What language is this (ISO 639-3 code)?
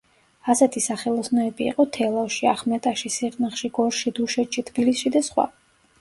kat